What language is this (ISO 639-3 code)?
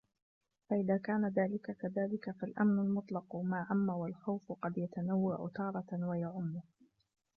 ara